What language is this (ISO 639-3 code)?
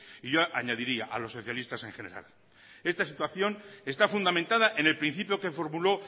spa